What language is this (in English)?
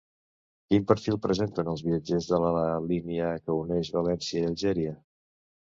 Catalan